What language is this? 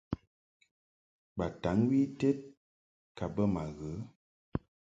Mungaka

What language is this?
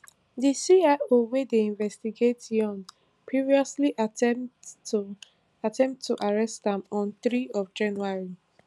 Nigerian Pidgin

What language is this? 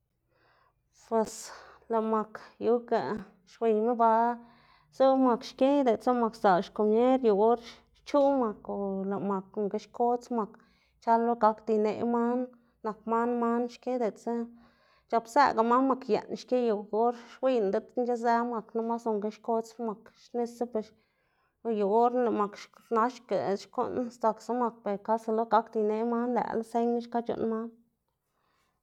Xanaguía Zapotec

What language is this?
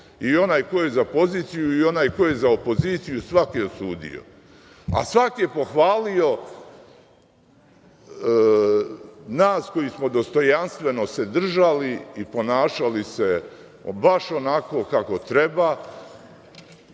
Serbian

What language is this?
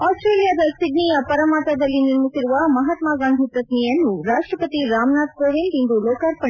Kannada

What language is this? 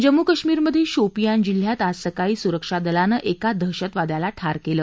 Marathi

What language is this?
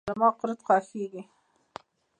Pashto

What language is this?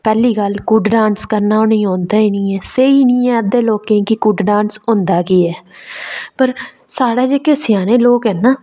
Dogri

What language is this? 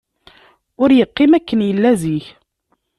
Kabyle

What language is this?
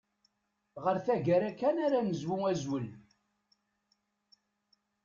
Kabyle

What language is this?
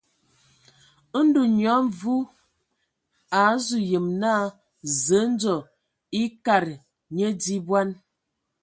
Ewondo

